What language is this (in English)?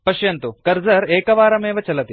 Sanskrit